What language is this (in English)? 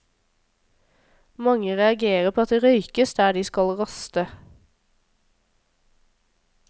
Norwegian